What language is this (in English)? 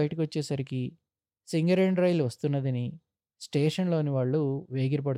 Telugu